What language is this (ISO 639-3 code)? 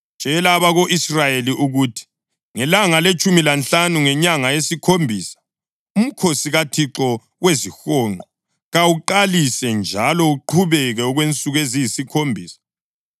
nde